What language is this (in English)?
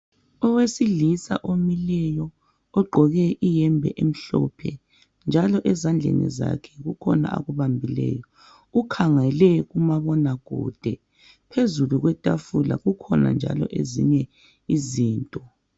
North Ndebele